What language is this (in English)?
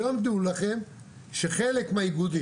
Hebrew